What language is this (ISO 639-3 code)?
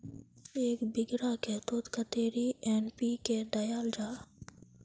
mag